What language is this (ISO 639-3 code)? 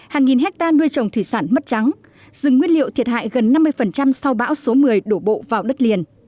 vie